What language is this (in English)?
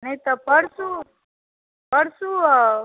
Maithili